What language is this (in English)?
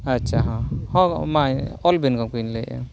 Santali